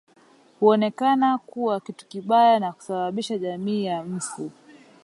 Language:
Swahili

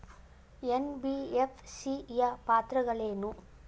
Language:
Kannada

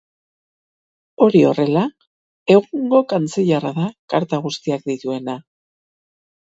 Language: Basque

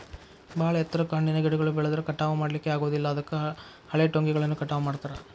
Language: Kannada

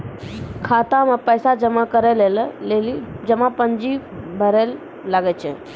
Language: Maithili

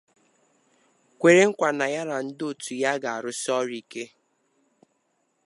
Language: Igbo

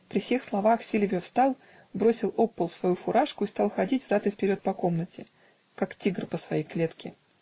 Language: Russian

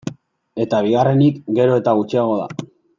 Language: Basque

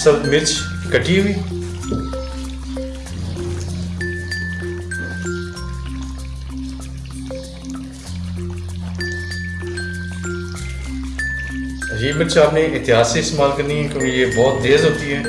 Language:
Urdu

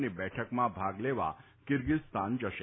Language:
Gujarati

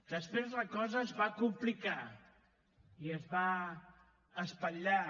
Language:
Catalan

